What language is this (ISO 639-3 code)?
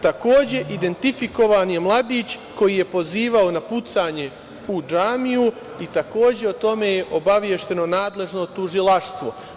srp